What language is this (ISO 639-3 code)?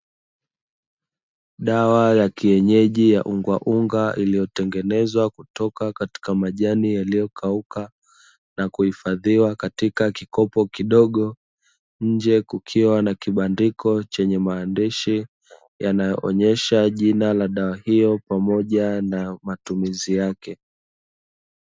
swa